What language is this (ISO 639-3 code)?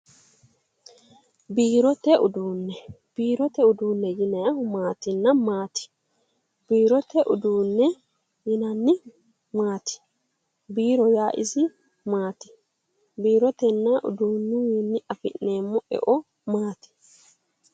sid